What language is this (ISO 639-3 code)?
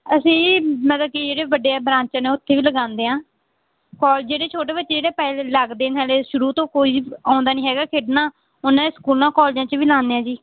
pan